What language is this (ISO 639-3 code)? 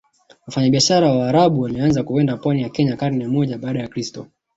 swa